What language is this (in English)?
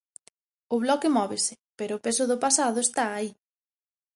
Galician